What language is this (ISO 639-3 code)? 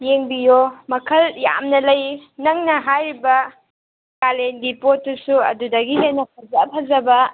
mni